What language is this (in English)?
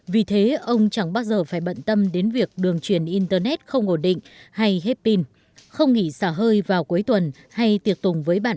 Vietnamese